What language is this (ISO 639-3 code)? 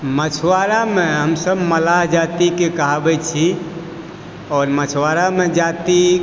mai